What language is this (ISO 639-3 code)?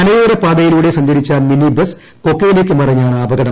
mal